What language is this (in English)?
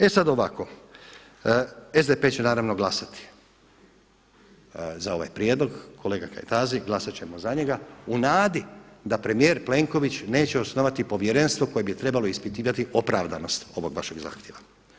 Croatian